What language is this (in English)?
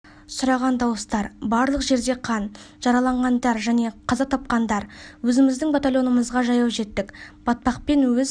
Kazakh